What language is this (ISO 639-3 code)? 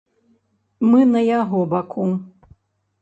bel